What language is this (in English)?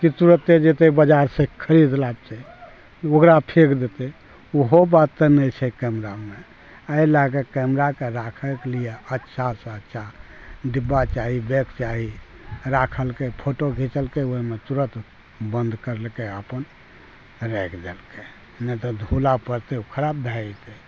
Maithili